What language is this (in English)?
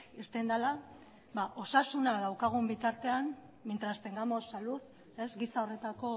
Basque